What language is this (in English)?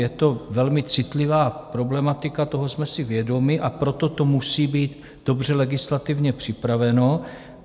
Czech